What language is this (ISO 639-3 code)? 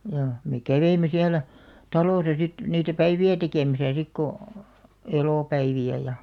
fin